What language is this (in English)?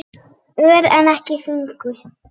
Icelandic